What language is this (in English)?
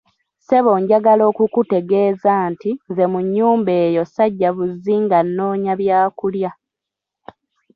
Ganda